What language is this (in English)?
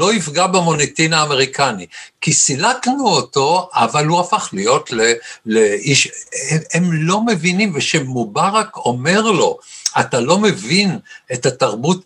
Hebrew